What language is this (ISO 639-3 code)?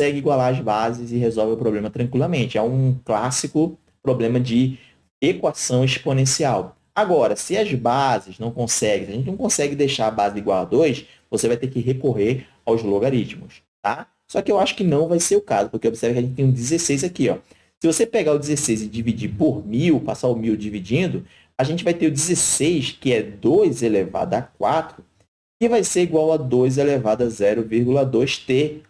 por